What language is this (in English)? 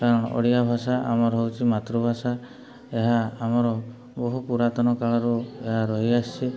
Odia